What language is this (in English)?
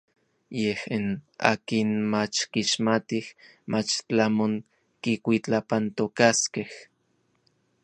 Orizaba Nahuatl